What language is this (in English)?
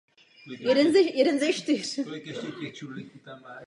Czech